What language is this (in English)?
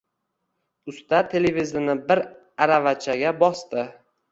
Uzbek